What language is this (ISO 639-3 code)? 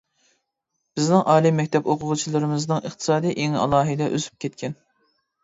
uig